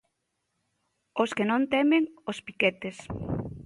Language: Galician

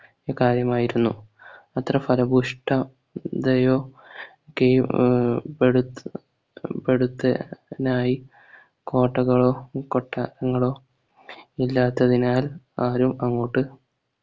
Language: Malayalam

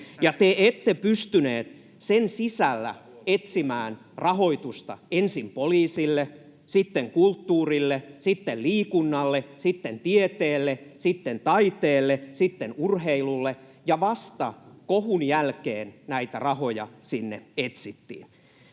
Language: Finnish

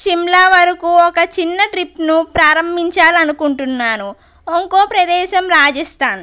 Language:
Telugu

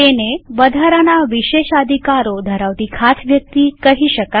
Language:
Gujarati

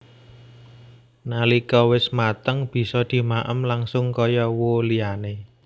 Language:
Javanese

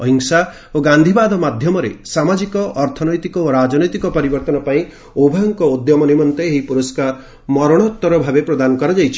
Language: Odia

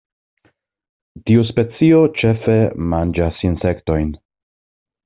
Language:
Esperanto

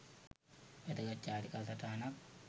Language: Sinhala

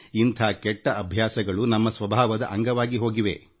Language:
Kannada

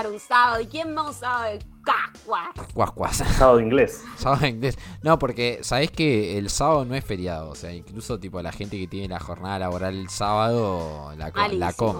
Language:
Spanish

